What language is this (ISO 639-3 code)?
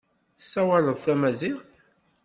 kab